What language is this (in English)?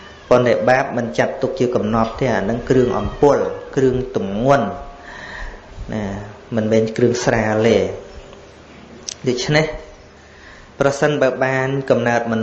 Vietnamese